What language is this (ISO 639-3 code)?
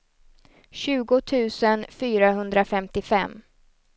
swe